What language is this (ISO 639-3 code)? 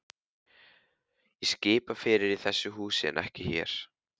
isl